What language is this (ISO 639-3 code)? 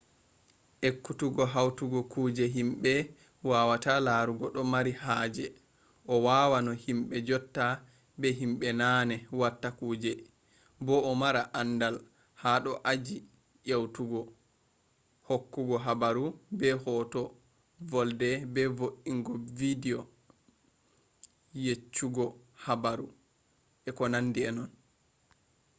ful